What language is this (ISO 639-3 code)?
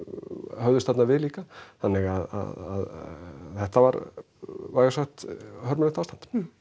isl